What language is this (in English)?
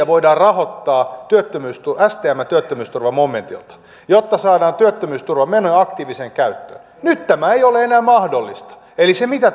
Finnish